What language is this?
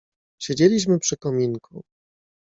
Polish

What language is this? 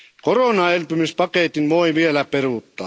Finnish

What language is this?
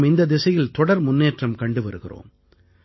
Tamil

